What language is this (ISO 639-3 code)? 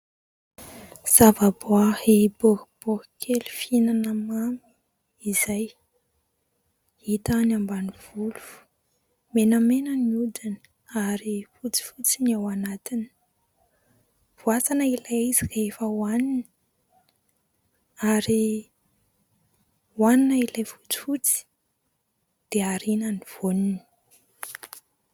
mlg